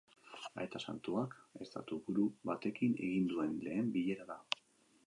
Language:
Basque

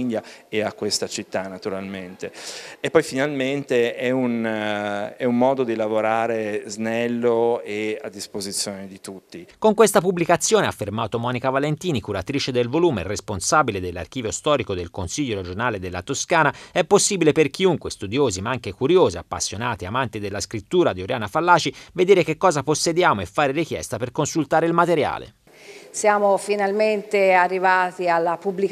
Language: Italian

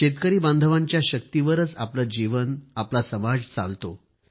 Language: Marathi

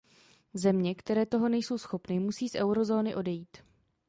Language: Czech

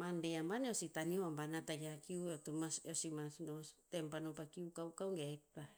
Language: Tinputz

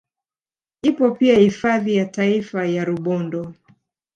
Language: Swahili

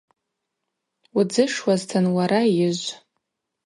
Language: Abaza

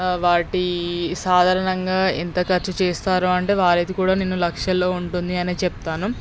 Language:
Telugu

